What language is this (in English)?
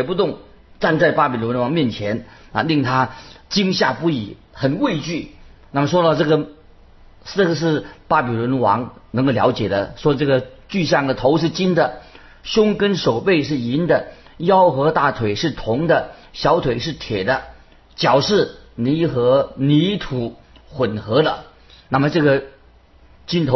Chinese